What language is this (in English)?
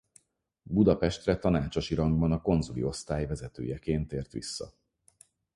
Hungarian